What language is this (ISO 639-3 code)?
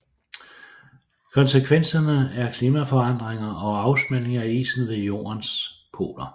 dan